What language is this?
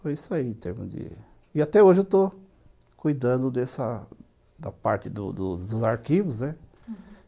Portuguese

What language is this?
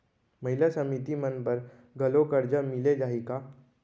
Chhattisgarhi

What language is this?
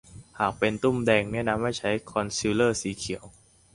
Thai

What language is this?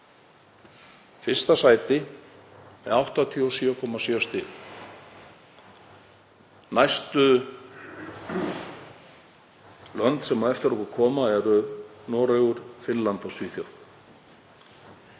Icelandic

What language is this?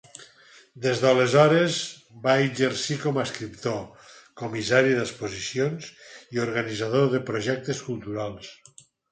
Catalan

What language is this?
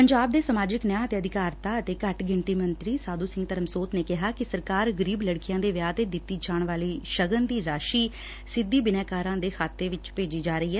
Punjabi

